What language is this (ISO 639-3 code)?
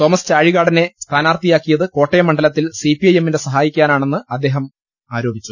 mal